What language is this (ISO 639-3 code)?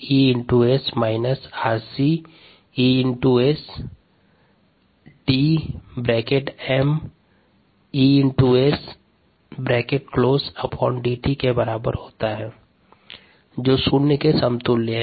hin